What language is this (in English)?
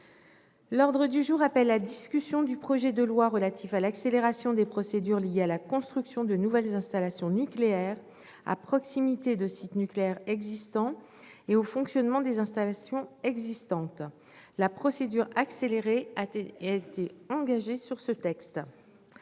French